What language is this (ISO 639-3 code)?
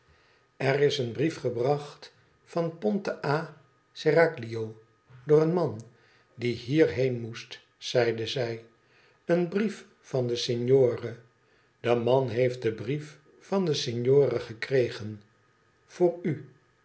nld